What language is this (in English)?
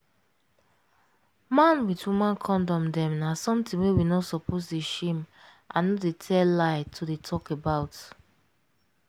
Nigerian Pidgin